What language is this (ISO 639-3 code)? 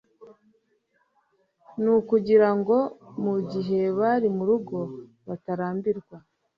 kin